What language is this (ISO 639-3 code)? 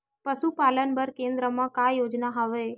hne